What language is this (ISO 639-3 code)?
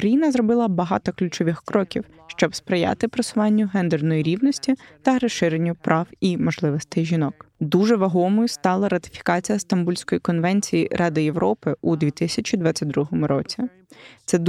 ukr